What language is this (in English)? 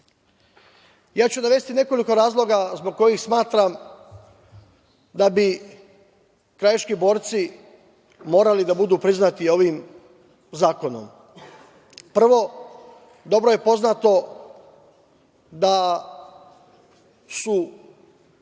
Serbian